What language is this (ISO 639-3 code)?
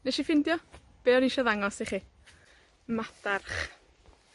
cym